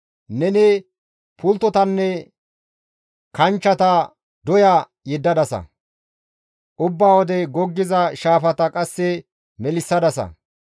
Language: Gamo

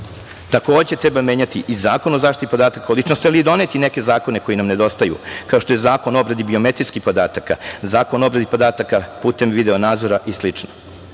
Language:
Serbian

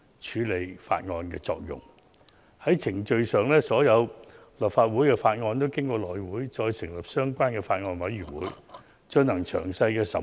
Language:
Cantonese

